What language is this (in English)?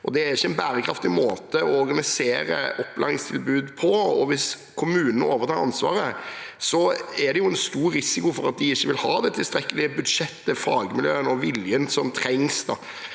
Norwegian